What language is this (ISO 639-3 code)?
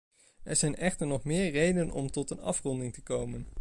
nld